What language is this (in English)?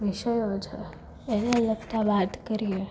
Gujarati